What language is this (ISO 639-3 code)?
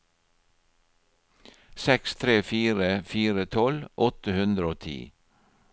nor